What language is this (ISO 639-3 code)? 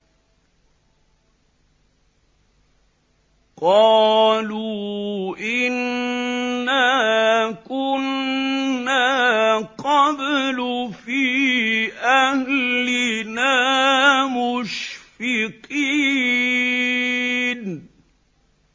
ara